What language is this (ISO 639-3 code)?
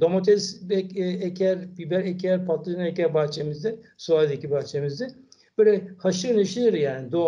tur